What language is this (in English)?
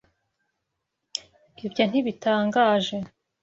Kinyarwanda